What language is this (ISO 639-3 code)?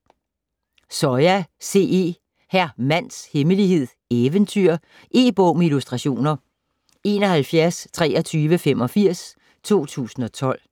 dan